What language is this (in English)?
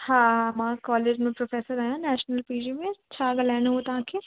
Sindhi